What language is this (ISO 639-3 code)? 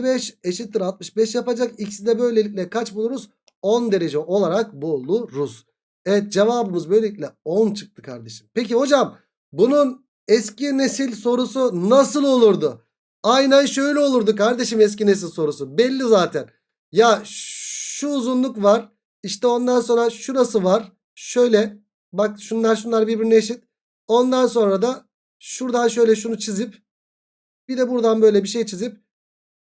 tur